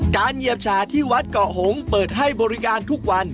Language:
Thai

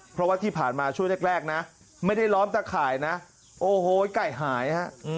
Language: Thai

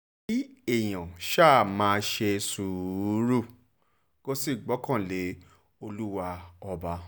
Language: Yoruba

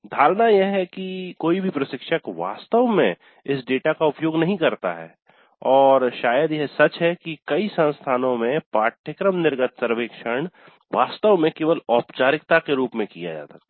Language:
Hindi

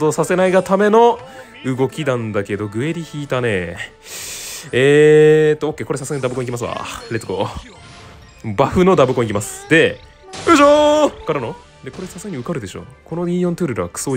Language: Japanese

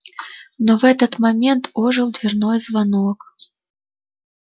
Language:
Russian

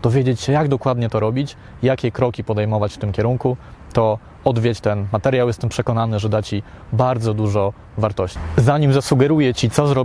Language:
Polish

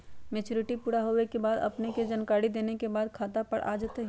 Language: Magahi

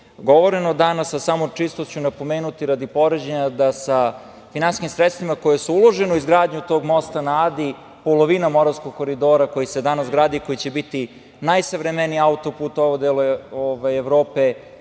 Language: Serbian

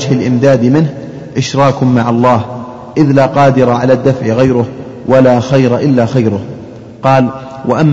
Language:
Arabic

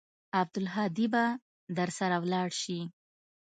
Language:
Pashto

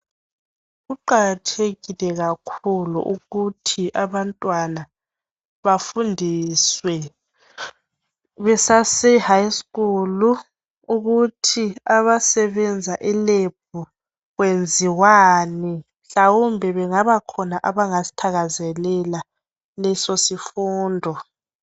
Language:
North Ndebele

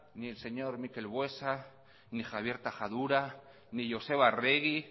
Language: Basque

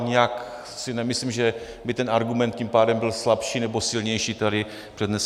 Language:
Czech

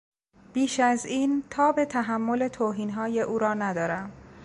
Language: Persian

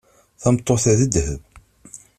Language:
Kabyle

